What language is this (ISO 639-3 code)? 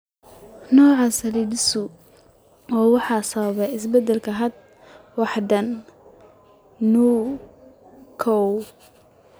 som